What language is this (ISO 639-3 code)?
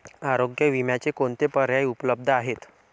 mar